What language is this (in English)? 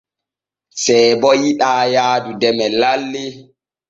Borgu Fulfulde